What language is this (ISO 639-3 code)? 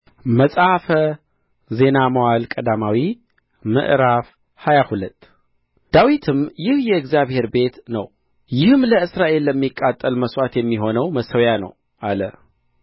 amh